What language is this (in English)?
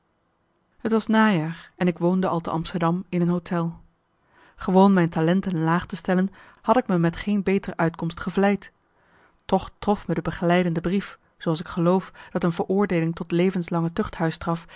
Dutch